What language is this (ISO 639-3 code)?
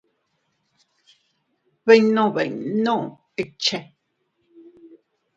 cut